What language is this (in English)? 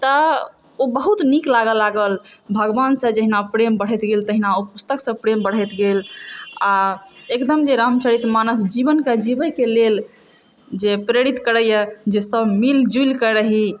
Maithili